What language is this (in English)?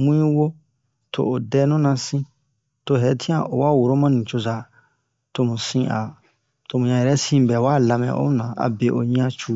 Bomu